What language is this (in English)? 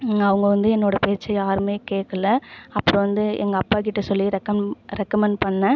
Tamil